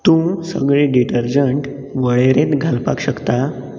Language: Konkani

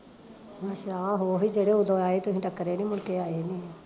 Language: Punjabi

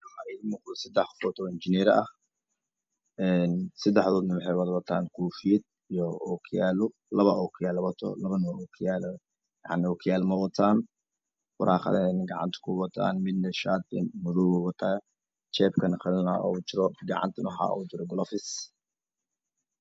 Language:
Somali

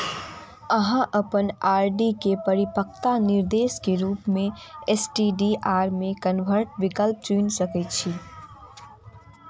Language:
Maithili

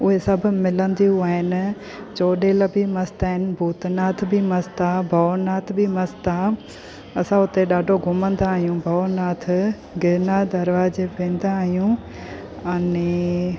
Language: Sindhi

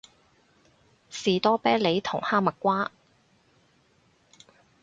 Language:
Cantonese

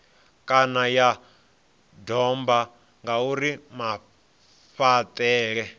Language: Venda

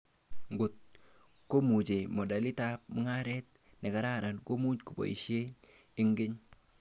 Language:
Kalenjin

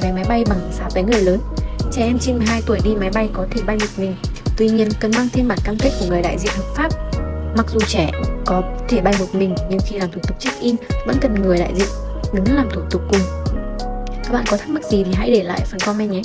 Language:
Vietnamese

